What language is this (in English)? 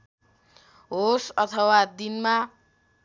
Nepali